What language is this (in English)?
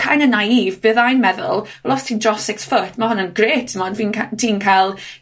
Welsh